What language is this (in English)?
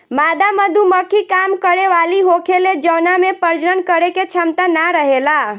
Bhojpuri